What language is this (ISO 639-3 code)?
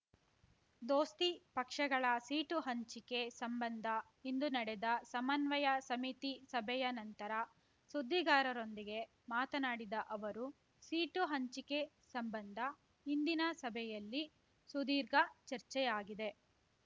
kan